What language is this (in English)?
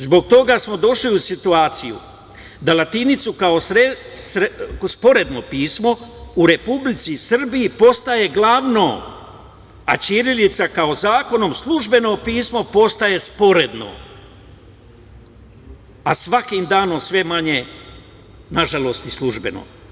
Serbian